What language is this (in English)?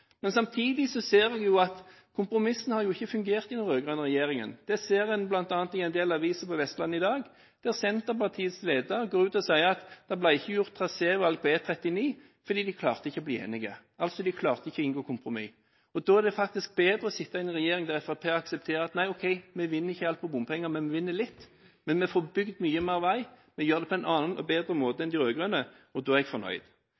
Norwegian Bokmål